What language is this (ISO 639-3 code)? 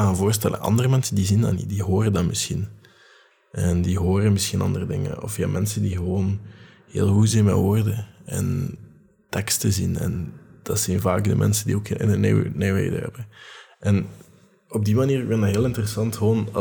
nld